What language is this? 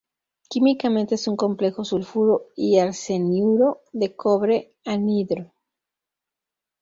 Spanish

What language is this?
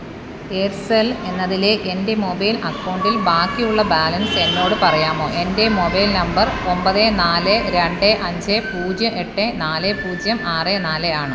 Malayalam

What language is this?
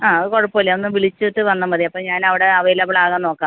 Malayalam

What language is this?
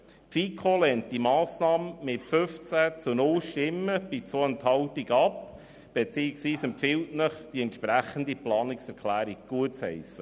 Swiss German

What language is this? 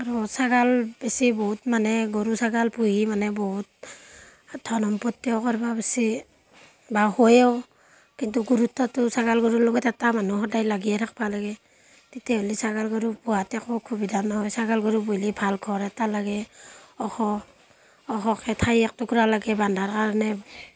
Assamese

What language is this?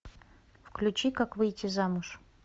Russian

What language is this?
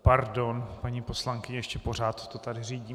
Czech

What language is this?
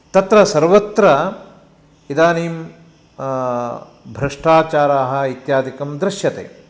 Sanskrit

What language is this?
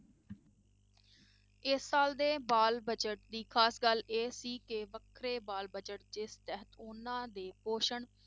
Punjabi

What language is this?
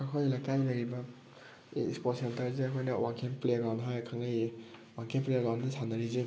Manipuri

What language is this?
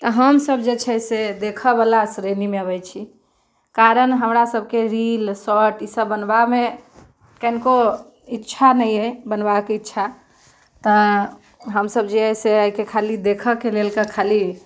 Maithili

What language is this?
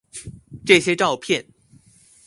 Chinese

